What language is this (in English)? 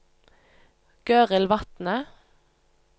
Norwegian